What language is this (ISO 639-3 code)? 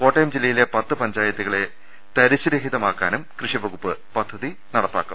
mal